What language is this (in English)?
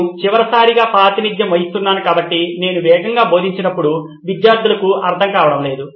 Telugu